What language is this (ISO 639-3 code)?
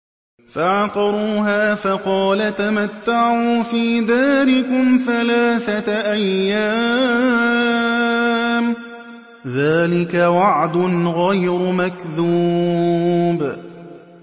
ara